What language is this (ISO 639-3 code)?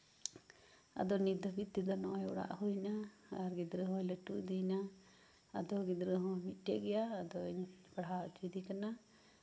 sat